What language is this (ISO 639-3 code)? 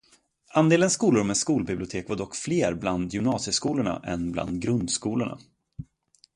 swe